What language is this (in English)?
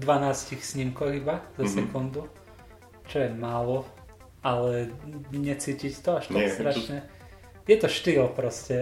Slovak